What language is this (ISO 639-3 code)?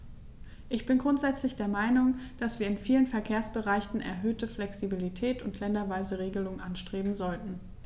deu